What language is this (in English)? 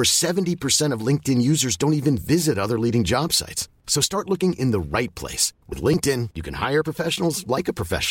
Filipino